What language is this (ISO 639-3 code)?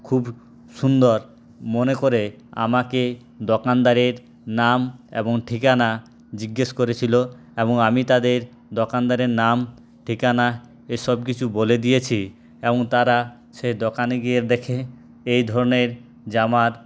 ben